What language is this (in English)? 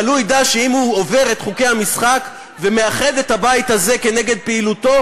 Hebrew